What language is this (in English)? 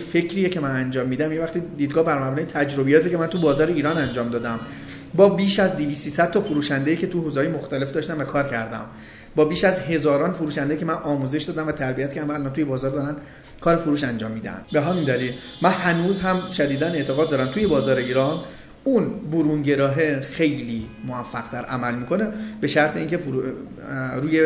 Persian